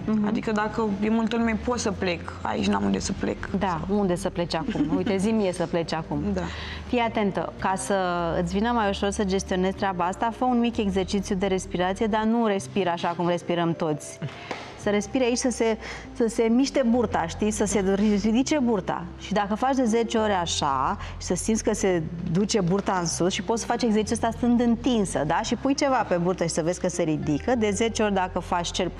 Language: Romanian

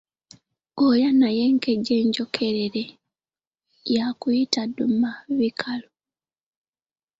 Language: Ganda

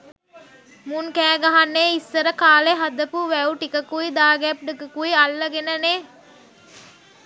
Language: Sinhala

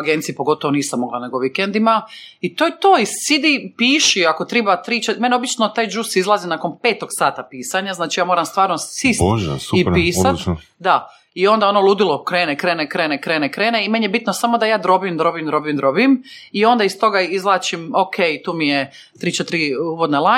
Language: Croatian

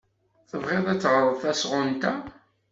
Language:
Kabyle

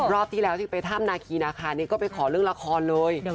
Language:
Thai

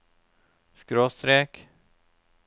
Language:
Norwegian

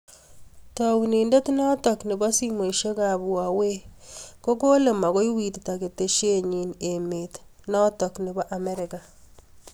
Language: Kalenjin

